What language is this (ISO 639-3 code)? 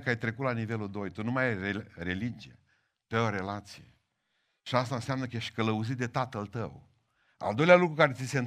ron